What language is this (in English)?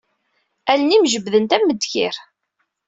Kabyle